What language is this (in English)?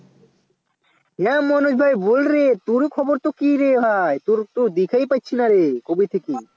Bangla